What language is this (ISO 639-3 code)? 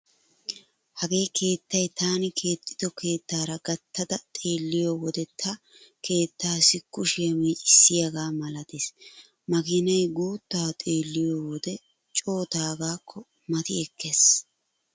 wal